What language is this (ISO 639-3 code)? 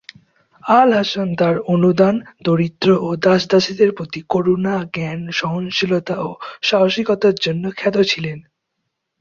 ben